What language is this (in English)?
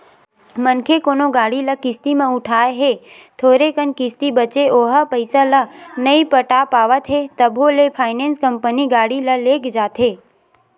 Chhattisgarhi